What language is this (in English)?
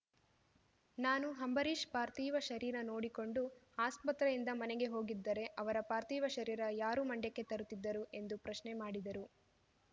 Kannada